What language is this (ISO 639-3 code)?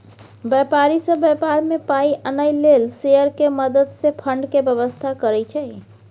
mai